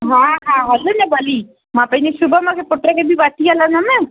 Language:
Sindhi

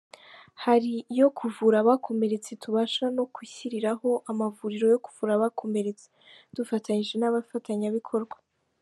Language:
Kinyarwanda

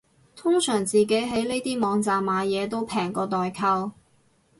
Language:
Cantonese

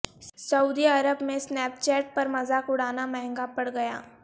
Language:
Urdu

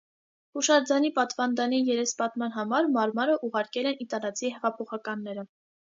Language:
Armenian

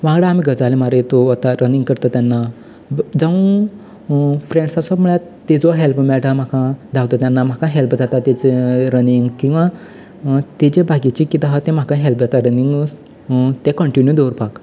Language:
Konkani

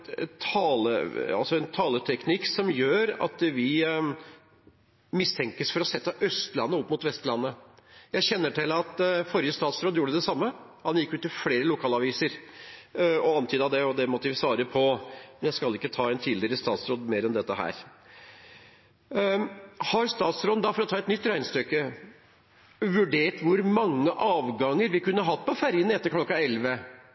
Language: Norwegian Bokmål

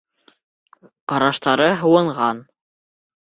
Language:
Bashkir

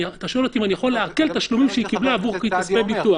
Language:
Hebrew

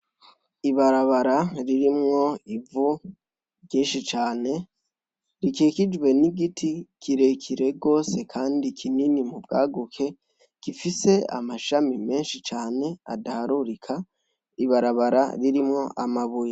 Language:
Rundi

